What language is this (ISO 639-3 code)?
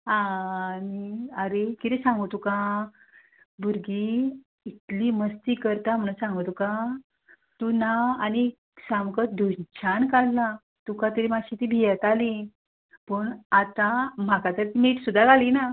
kok